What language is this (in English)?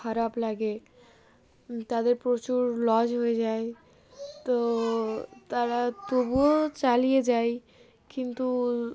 Bangla